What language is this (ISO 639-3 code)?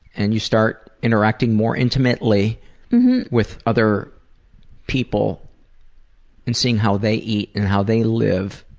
eng